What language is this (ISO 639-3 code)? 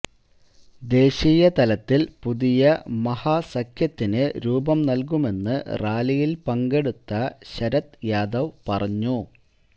mal